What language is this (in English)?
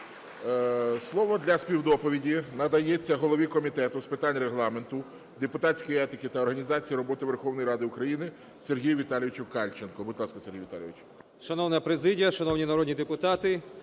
Ukrainian